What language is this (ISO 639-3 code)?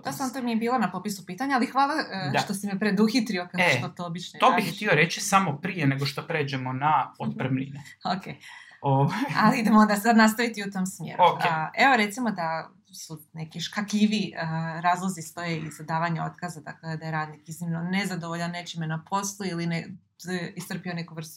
hrv